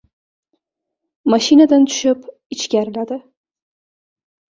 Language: Uzbek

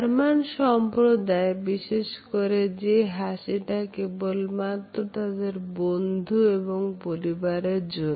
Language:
Bangla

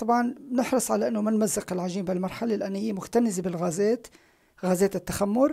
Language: Arabic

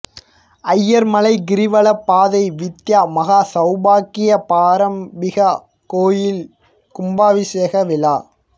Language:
Tamil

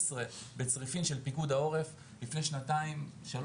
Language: Hebrew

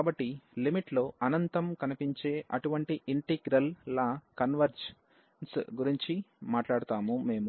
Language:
Telugu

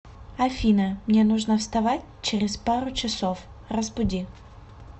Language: Russian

